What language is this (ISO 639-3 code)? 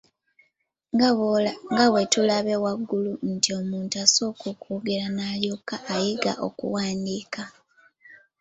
lug